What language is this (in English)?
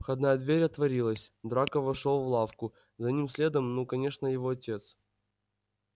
Russian